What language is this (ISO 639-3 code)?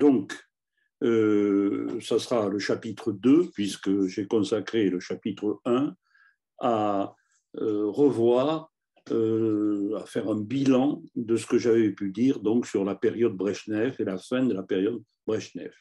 fra